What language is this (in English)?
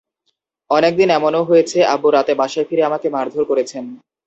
Bangla